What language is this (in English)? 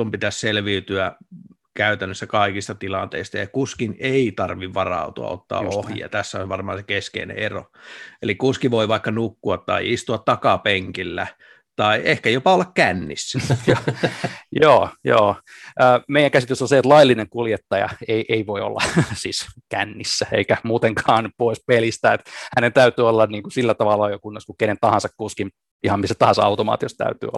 Finnish